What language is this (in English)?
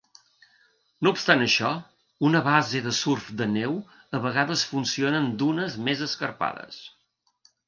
Catalan